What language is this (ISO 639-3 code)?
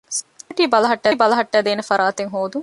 div